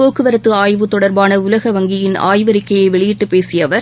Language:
Tamil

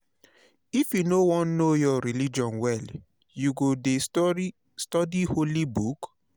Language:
Nigerian Pidgin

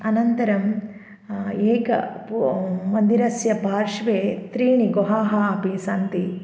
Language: Sanskrit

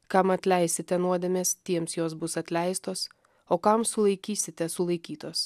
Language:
Lithuanian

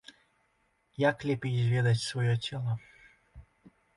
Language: Belarusian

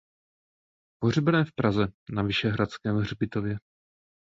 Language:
Czech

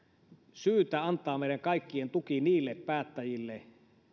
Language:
Finnish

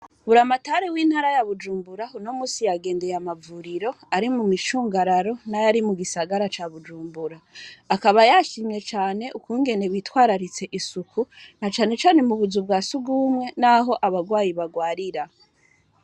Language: Rundi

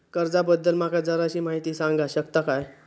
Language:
Marathi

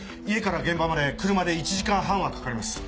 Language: Japanese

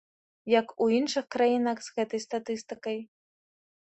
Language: Belarusian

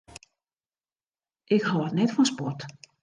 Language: Western Frisian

